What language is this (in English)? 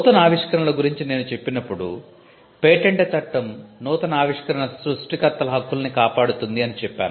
Telugu